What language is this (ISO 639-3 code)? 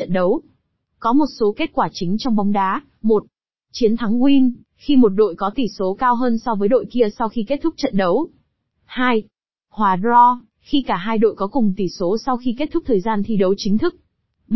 vie